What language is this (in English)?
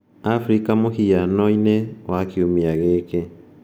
Kikuyu